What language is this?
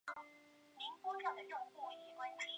Chinese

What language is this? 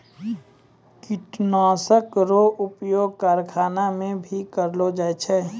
Maithili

